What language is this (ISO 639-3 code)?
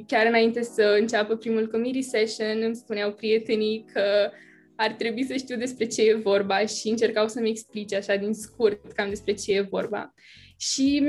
ron